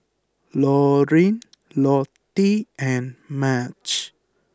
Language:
English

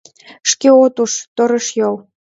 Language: Mari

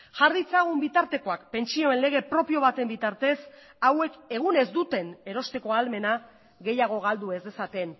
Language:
Basque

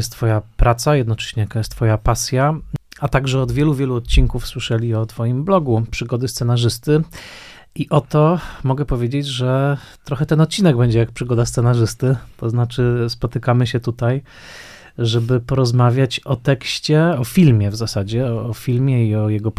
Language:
Polish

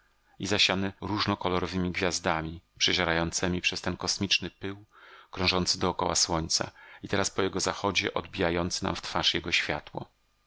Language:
Polish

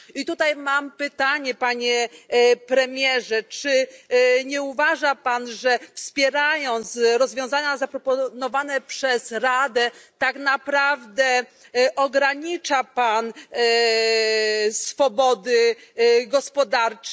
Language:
Polish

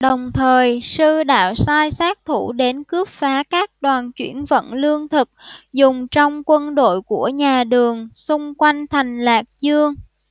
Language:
Vietnamese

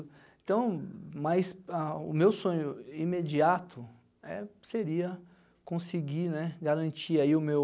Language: Portuguese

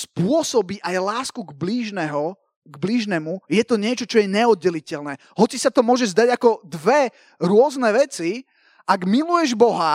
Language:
Slovak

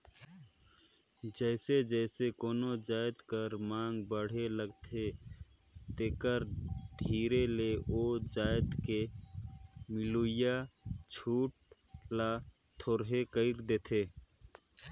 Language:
Chhattisgarhi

